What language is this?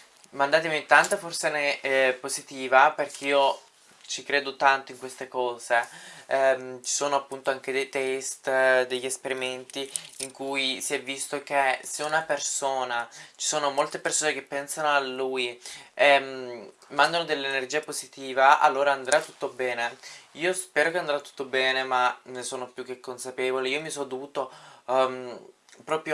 Italian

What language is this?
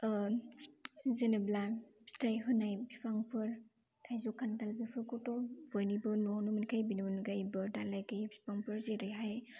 Bodo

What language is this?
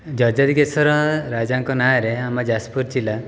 Odia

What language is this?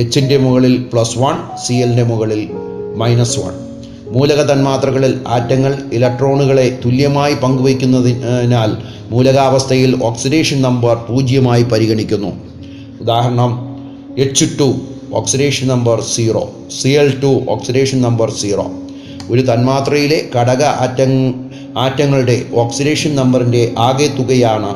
Malayalam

